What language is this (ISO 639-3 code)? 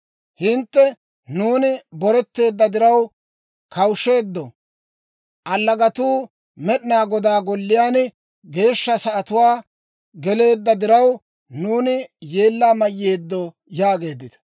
dwr